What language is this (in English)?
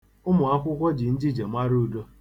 Igbo